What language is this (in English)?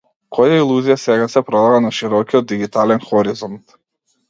Macedonian